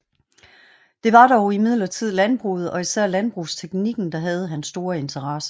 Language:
Danish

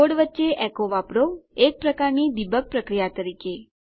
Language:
Gujarati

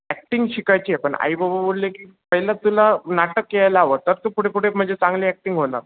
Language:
Marathi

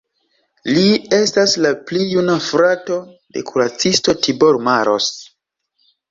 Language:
Esperanto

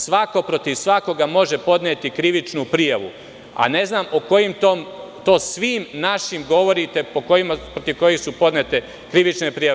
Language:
Serbian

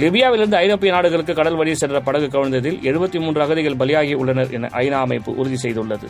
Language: Tamil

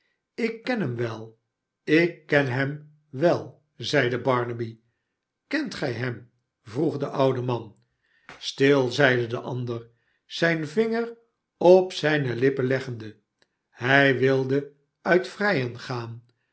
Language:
Dutch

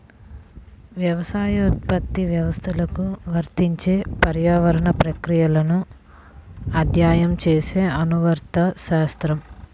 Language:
Telugu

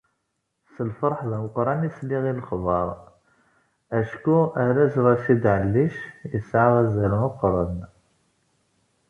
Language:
Kabyle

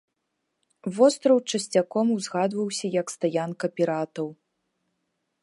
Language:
Belarusian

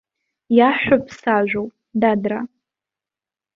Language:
Abkhazian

